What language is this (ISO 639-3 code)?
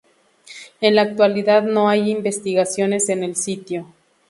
spa